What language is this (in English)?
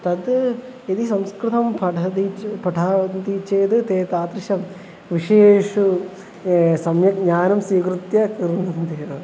Sanskrit